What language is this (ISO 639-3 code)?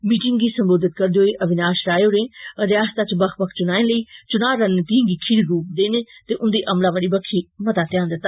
doi